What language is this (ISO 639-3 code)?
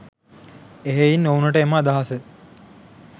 sin